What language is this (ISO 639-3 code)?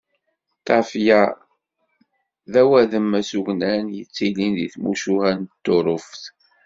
kab